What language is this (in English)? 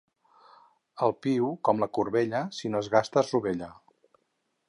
Catalan